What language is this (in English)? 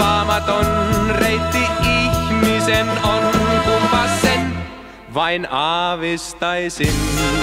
Finnish